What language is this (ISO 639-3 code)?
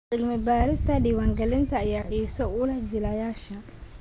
som